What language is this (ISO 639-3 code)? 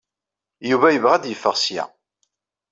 kab